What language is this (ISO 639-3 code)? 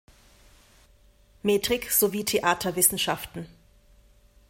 deu